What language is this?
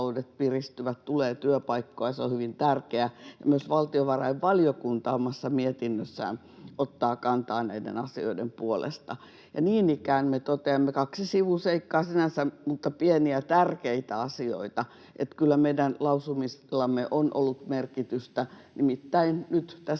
Finnish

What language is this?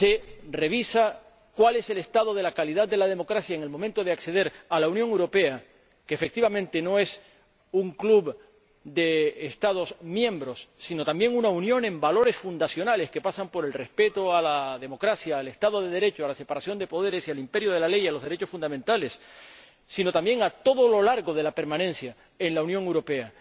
Spanish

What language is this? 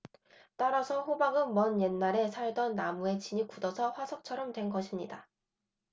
Korean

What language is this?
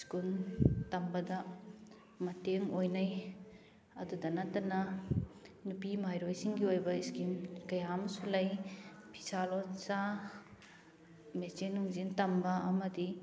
Manipuri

